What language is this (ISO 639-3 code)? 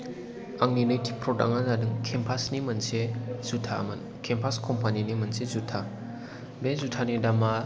brx